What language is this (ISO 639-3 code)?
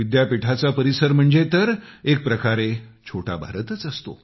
mar